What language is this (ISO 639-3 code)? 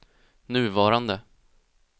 swe